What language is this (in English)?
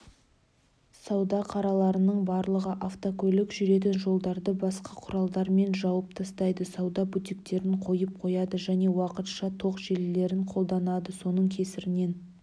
Kazakh